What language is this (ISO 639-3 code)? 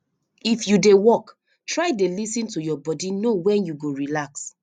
pcm